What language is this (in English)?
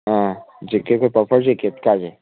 Manipuri